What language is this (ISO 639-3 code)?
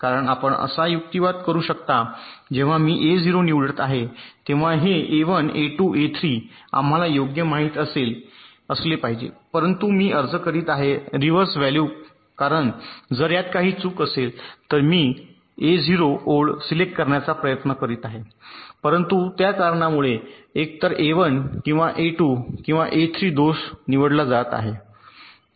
mar